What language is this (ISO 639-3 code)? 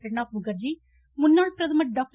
tam